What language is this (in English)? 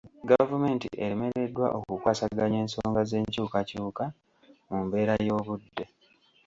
Ganda